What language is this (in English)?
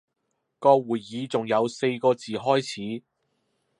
Cantonese